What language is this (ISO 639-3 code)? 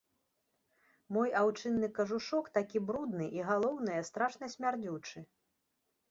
bel